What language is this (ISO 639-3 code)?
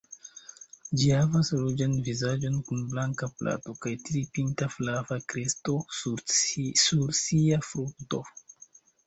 epo